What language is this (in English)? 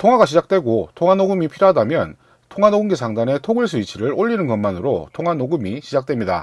Korean